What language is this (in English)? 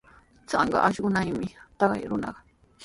Sihuas Ancash Quechua